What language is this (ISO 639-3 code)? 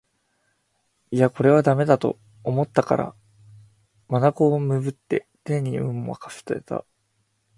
jpn